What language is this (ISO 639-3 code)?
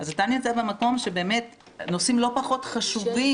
heb